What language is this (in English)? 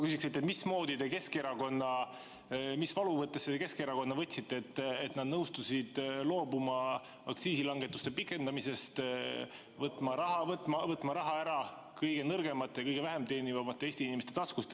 Estonian